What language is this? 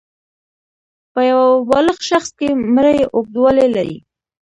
Pashto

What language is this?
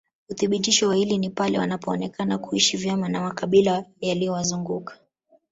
Swahili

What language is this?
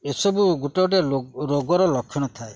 Odia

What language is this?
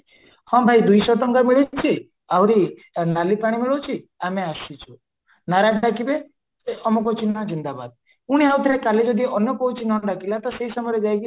Odia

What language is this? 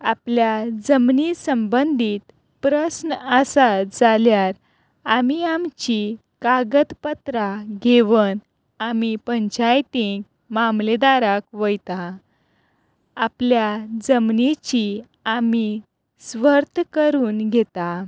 Konkani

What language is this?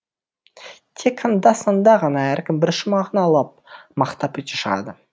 Kazakh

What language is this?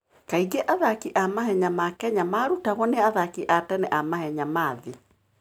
Kikuyu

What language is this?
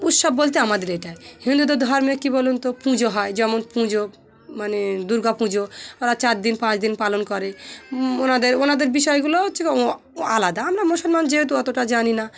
Bangla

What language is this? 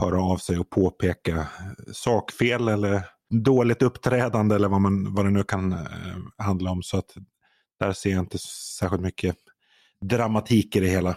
Swedish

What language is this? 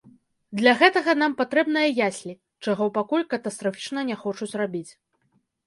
Belarusian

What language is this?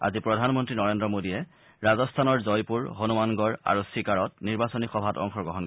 Assamese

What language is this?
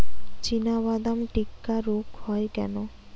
Bangla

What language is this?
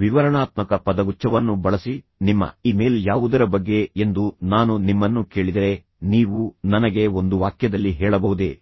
Kannada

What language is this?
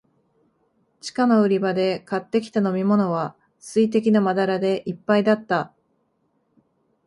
Japanese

